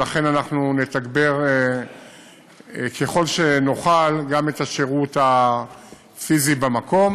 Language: Hebrew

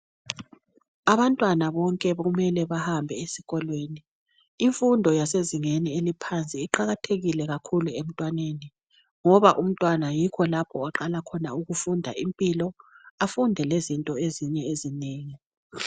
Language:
North Ndebele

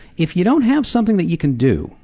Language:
English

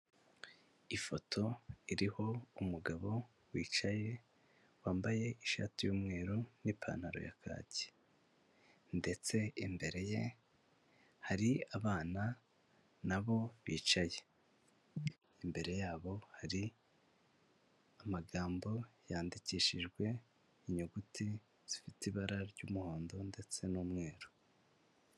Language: Kinyarwanda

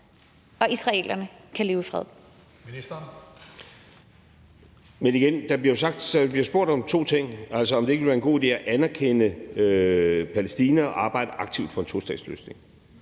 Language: Danish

